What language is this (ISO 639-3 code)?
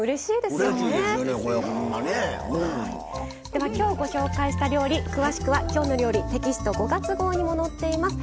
jpn